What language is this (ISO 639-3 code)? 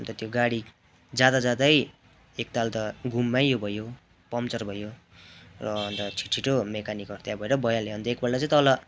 nep